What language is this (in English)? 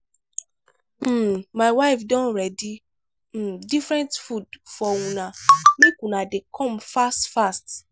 Nigerian Pidgin